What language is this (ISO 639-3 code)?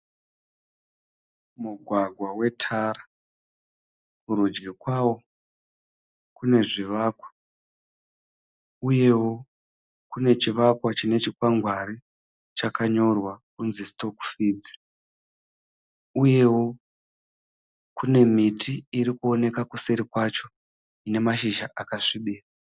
sna